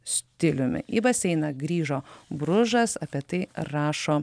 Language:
Lithuanian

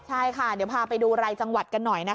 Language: Thai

